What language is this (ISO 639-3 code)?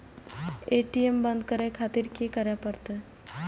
mai